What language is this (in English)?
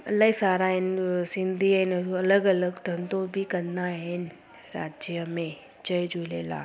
Sindhi